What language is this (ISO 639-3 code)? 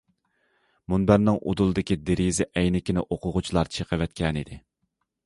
uig